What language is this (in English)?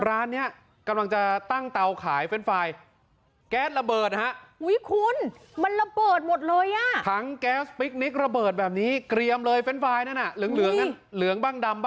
Thai